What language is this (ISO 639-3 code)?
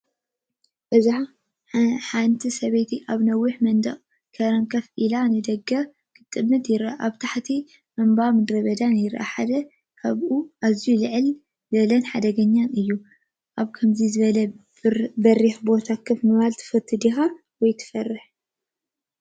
tir